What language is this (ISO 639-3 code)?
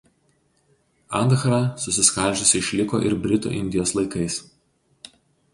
lit